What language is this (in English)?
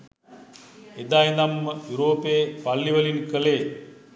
Sinhala